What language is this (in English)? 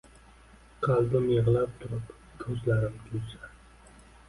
Uzbek